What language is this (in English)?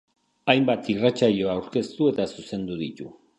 Basque